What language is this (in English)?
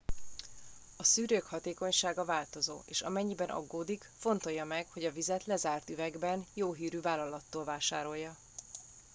Hungarian